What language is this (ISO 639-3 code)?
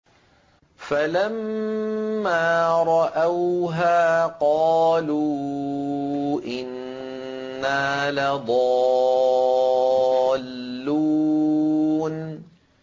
ara